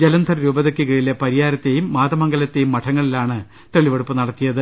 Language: Malayalam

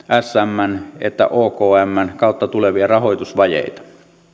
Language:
Finnish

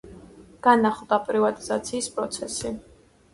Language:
Georgian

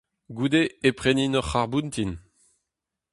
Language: Breton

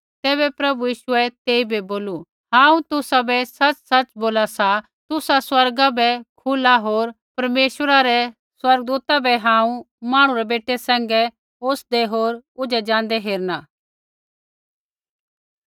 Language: Kullu Pahari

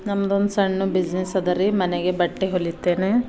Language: Kannada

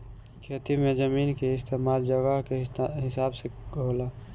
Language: Bhojpuri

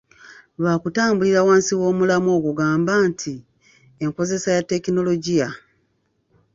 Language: Ganda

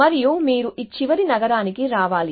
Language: Telugu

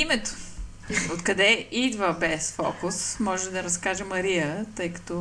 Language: Bulgarian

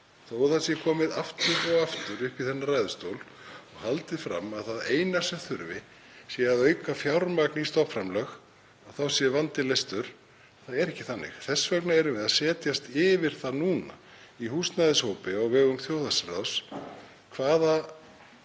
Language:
Icelandic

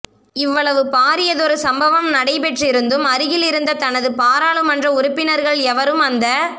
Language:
Tamil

